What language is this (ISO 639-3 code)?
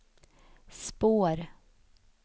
swe